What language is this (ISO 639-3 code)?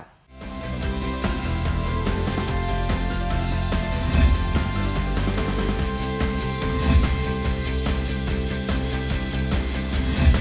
vie